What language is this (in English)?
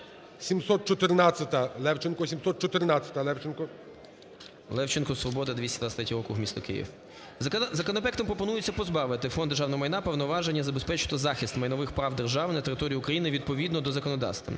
Ukrainian